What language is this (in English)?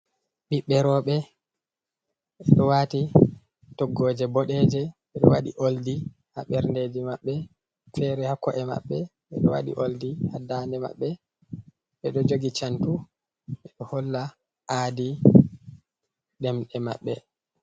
Fula